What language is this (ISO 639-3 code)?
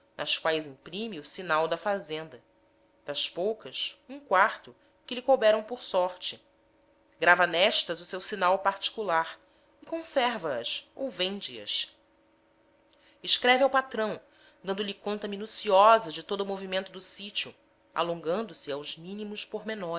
por